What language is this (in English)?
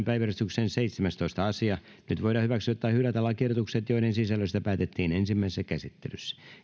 Finnish